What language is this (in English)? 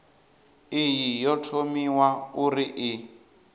Venda